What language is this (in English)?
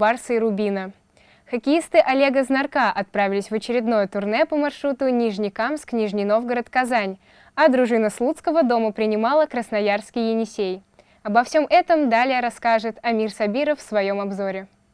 Russian